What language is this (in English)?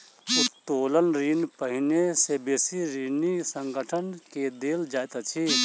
Maithili